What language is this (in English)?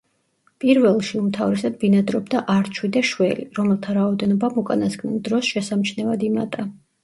Georgian